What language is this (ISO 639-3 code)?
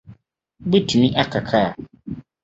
aka